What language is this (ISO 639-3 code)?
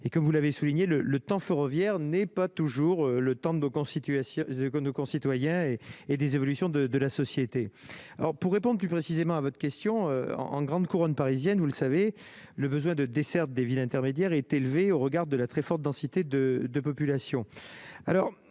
fra